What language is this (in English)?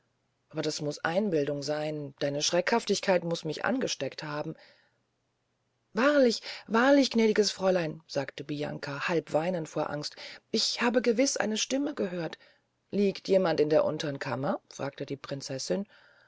German